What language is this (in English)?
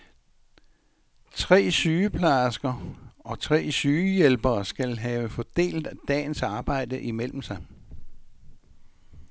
Danish